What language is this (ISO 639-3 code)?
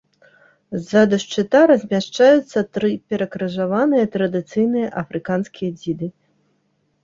bel